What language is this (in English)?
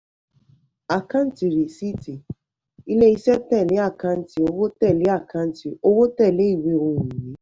Yoruba